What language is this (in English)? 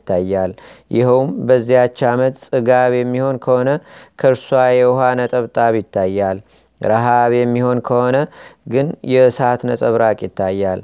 Amharic